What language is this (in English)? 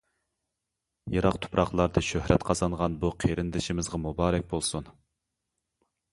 Uyghur